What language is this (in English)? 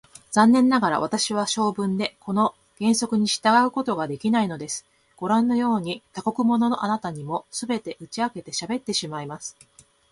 Japanese